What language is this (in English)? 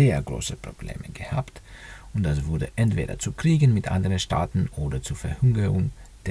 German